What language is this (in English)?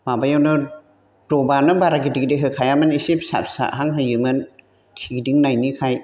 Bodo